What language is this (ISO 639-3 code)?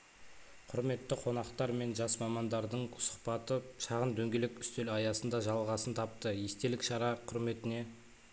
kaz